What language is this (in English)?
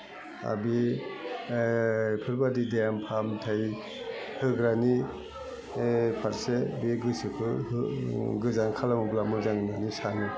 Bodo